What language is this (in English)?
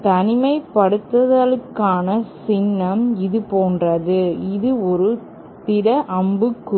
Tamil